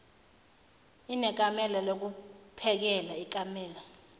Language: Zulu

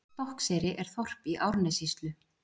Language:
Icelandic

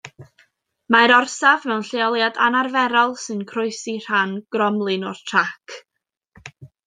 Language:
Welsh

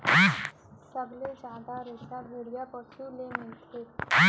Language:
Chhattisgarhi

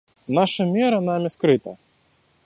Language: Russian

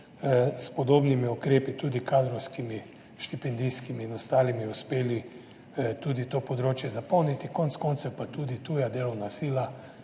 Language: Slovenian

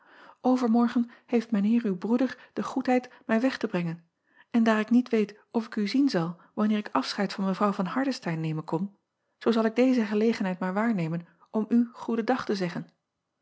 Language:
Dutch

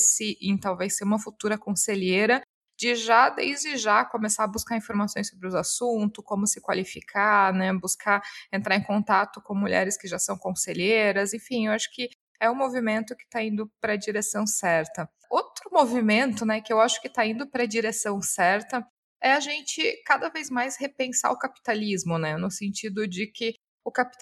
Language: Portuguese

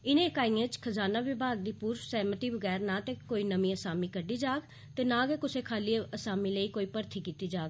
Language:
Dogri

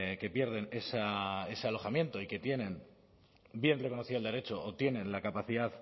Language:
Spanish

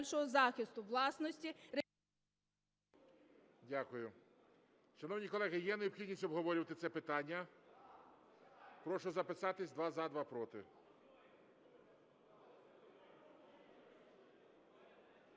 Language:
Ukrainian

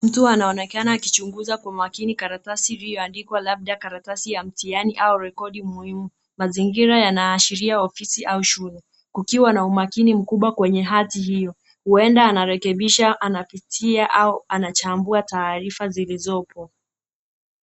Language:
Swahili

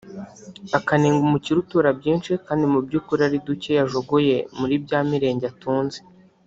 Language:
Kinyarwanda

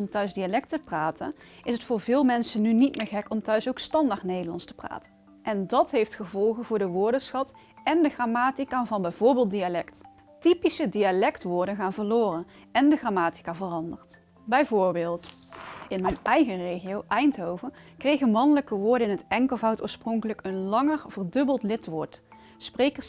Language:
Dutch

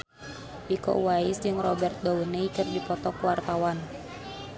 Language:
Sundanese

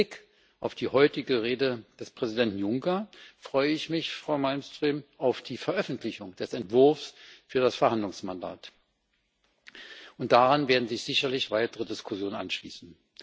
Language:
German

